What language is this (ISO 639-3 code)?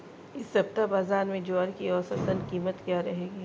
hin